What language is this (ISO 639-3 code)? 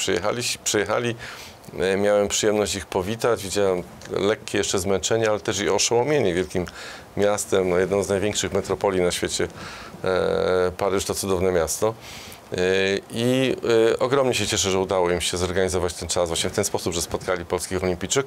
pol